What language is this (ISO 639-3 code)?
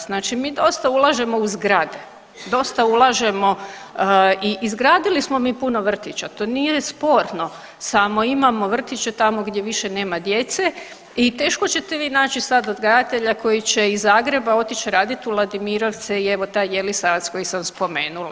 hrv